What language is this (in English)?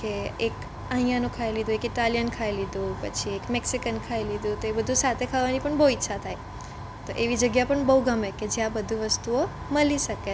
Gujarati